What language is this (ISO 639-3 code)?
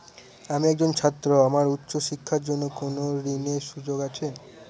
ben